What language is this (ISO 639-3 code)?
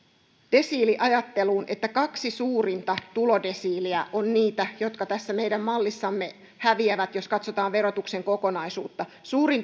fin